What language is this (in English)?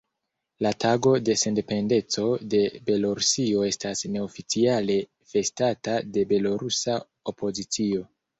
Esperanto